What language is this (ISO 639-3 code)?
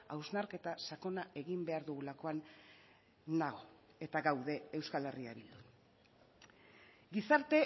eus